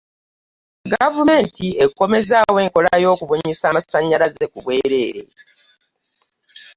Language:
Ganda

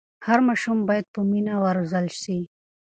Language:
Pashto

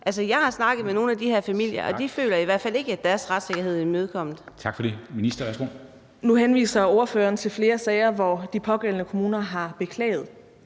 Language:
Danish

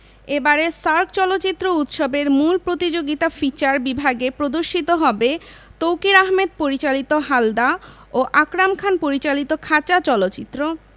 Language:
Bangla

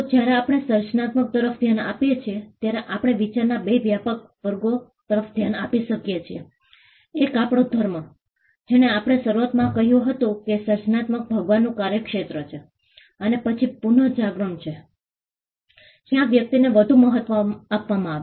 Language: Gujarati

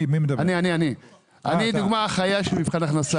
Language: Hebrew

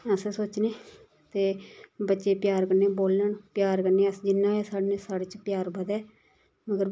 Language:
Dogri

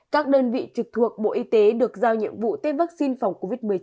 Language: Vietnamese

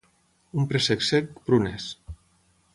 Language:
Catalan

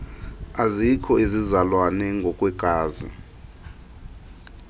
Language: Xhosa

